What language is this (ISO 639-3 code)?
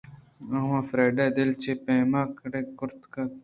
bgp